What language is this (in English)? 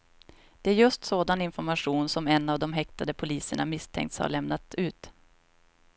Swedish